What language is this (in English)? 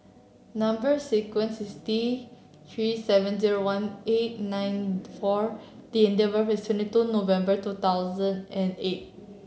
English